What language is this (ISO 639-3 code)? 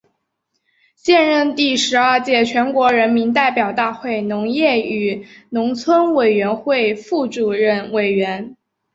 zho